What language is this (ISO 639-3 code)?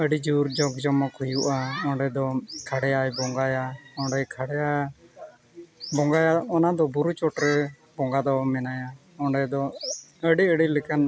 sat